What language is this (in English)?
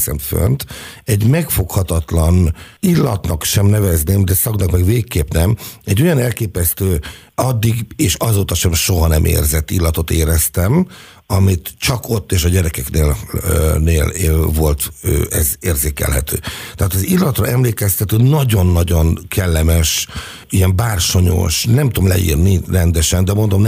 Hungarian